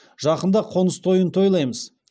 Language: Kazakh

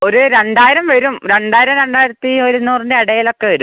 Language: Malayalam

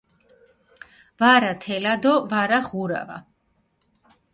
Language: Mingrelian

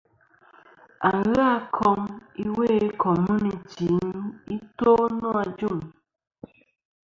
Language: Kom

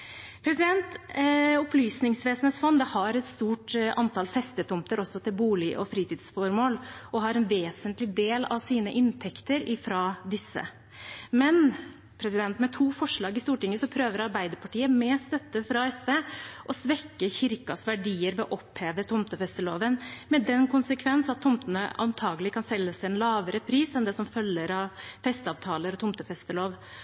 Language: Norwegian Bokmål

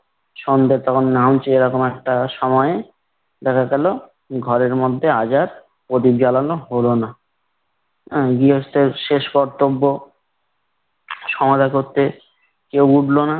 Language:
Bangla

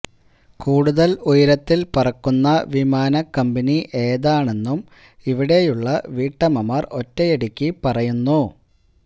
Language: Malayalam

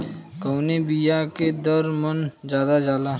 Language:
Bhojpuri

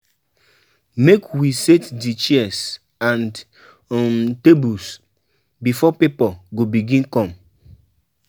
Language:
Nigerian Pidgin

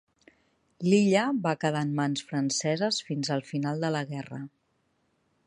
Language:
Catalan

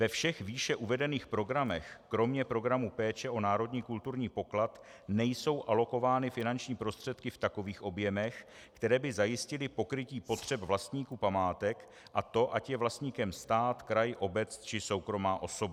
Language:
Czech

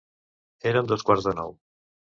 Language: Catalan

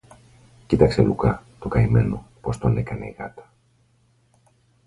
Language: Greek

